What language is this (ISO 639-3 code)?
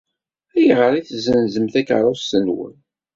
kab